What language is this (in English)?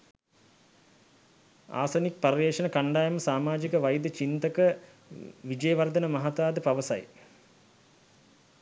Sinhala